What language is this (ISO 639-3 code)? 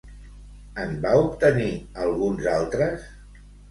cat